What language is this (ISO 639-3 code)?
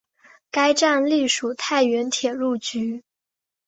zho